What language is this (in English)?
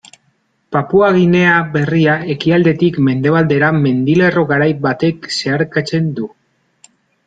Basque